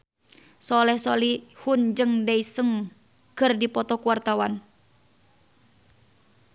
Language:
Sundanese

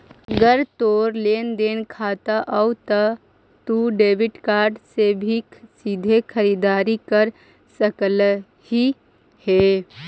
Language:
Magahi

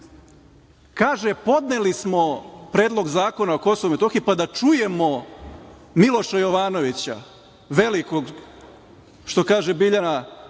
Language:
Serbian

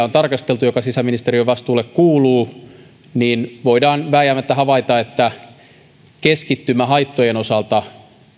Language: Finnish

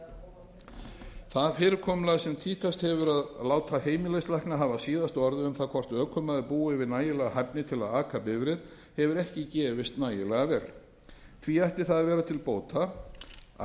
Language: Icelandic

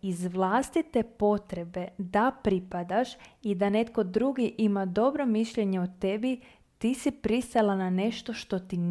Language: Croatian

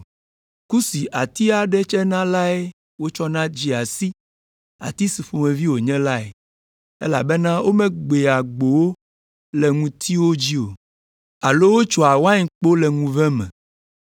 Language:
Ewe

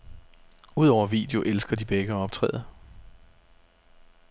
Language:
Danish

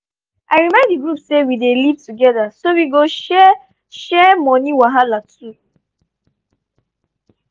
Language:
Nigerian Pidgin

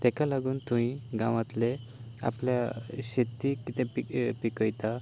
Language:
Konkani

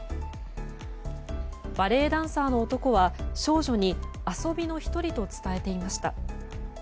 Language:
Japanese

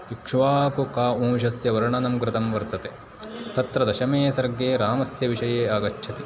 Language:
Sanskrit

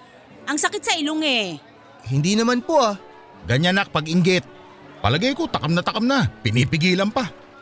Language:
Filipino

